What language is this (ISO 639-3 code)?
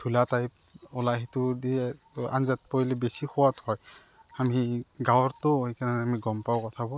asm